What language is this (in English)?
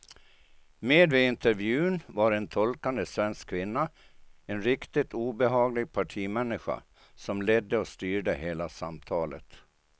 Swedish